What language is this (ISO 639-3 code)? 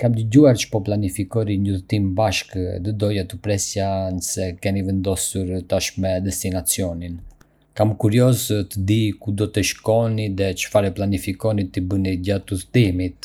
aae